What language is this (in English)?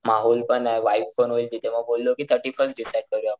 Marathi